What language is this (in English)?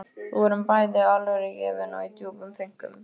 Icelandic